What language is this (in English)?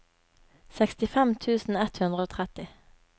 Norwegian